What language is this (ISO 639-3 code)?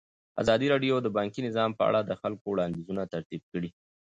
pus